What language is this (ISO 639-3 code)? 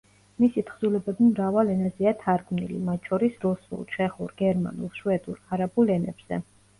kat